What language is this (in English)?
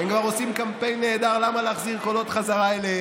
Hebrew